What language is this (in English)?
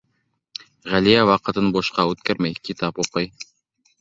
Bashkir